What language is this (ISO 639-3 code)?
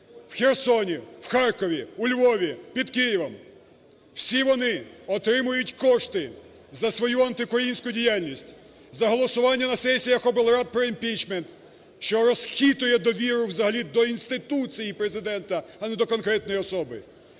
ukr